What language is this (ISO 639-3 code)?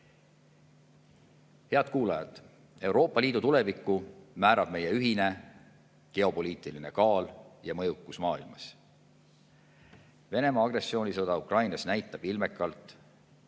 est